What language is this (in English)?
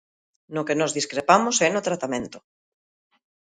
Galician